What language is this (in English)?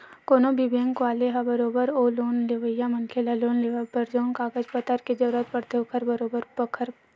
Chhattisgarhi